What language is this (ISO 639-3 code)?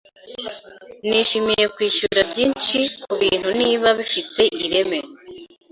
kin